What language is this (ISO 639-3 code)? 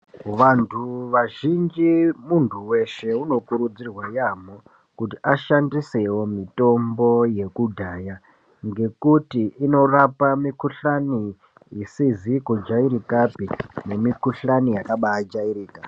ndc